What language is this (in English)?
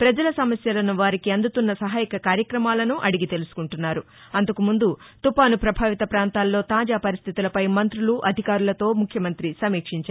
Telugu